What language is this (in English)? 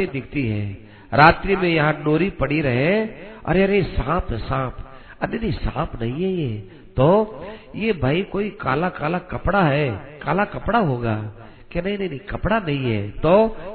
Hindi